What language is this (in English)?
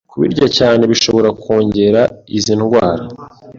Kinyarwanda